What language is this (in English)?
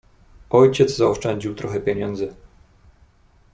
Polish